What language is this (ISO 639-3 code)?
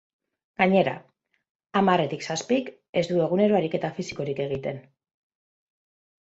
eus